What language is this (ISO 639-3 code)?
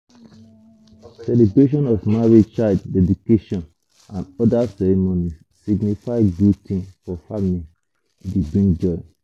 pcm